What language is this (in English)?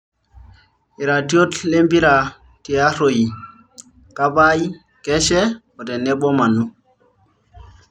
Masai